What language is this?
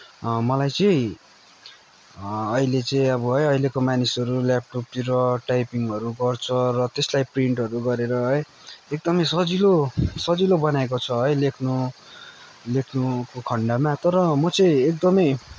Nepali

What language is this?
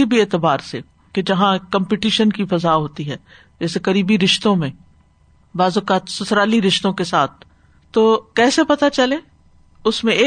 Urdu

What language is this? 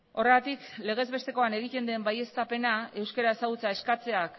Basque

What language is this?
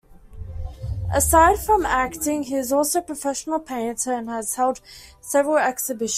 English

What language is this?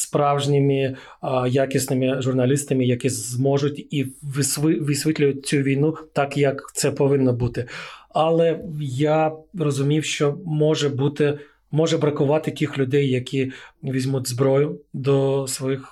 Ukrainian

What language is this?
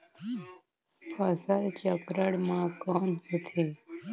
Chhattisgarhi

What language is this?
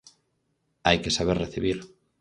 Galician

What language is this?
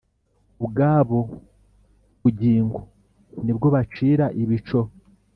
Kinyarwanda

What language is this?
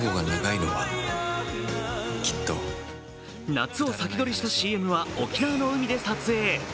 Japanese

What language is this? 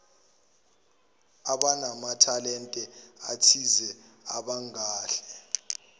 Zulu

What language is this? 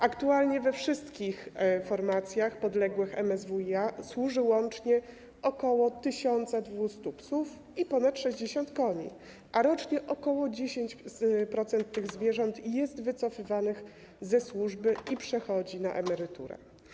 Polish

